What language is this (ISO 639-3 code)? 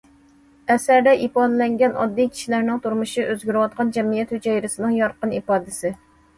uig